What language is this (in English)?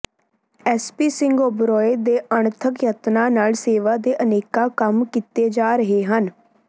Punjabi